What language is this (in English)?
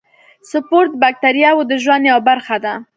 Pashto